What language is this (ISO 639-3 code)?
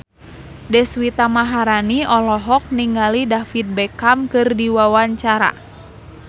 sun